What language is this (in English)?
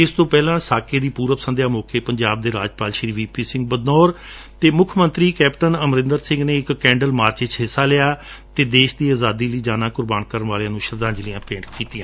Punjabi